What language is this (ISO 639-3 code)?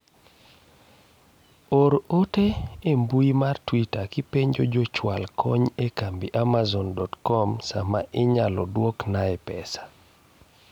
luo